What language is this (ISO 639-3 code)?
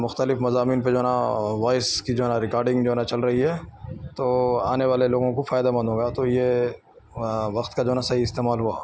urd